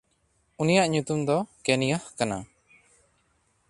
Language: Santali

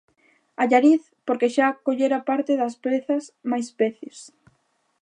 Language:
Galician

